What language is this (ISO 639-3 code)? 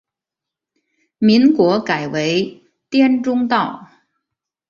zho